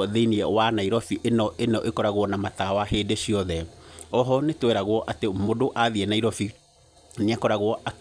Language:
Kikuyu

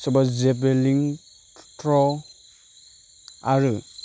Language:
Bodo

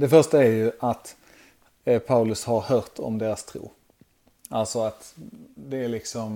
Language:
Swedish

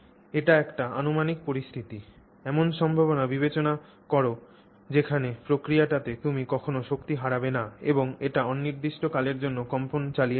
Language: Bangla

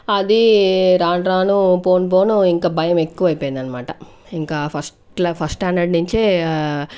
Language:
Telugu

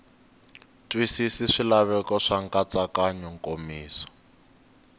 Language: Tsonga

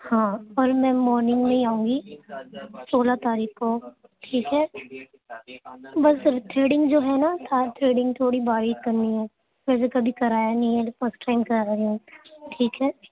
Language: Urdu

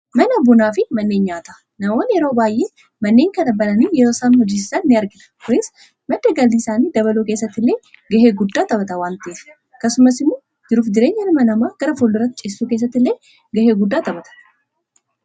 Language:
Oromo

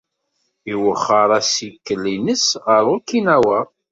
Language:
Kabyle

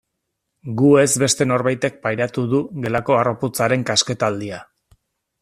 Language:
Basque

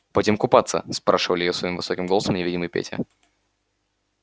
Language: Russian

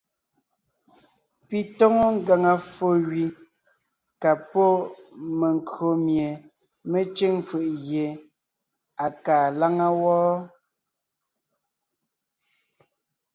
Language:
Ngiemboon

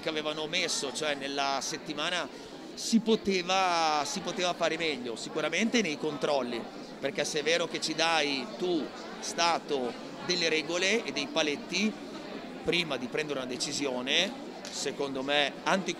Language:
Italian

